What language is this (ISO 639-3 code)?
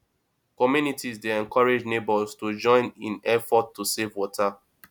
pcm